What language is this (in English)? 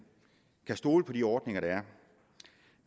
Danish